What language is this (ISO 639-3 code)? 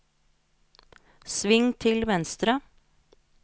nor